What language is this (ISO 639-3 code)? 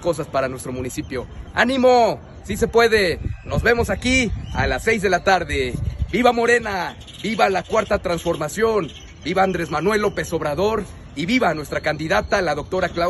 spa